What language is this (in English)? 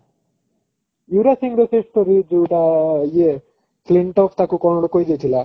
Odia